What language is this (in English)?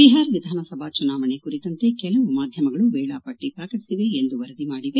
Kannada